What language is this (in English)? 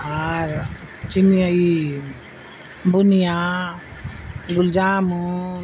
Urdu